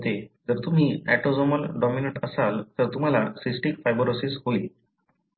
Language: Marathi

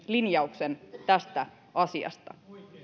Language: Finnish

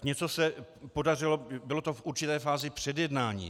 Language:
Czech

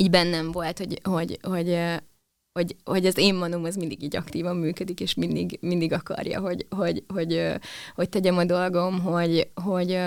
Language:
Hungarian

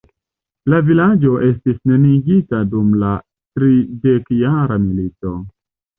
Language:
Esperanto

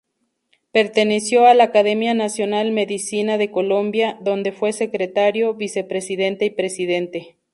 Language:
Spanish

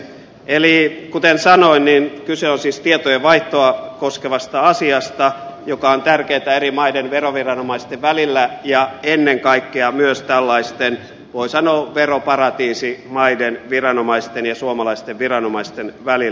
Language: Finnish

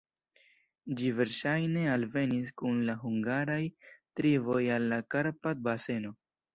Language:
Esperanto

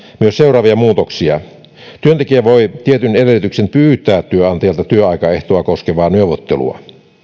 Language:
Finnish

